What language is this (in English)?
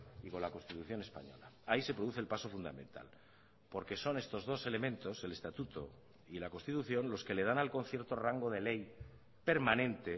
Spanish